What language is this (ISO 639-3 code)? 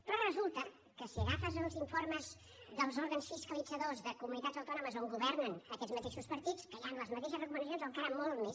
cat